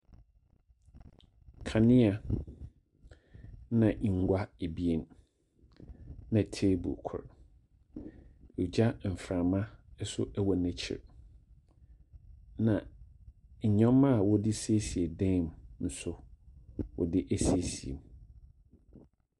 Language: Akan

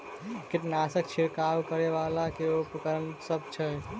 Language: Maithili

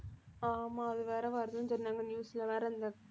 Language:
Tamil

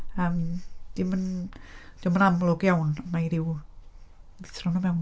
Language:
Welsh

